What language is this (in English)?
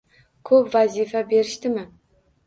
Uzbek